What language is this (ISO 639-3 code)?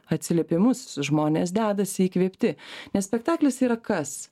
lit